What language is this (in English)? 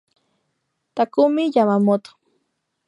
Spanish